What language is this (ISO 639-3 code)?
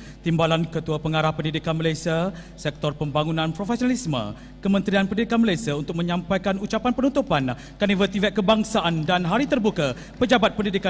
msa